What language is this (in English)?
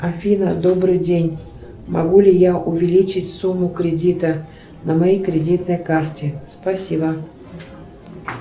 Russian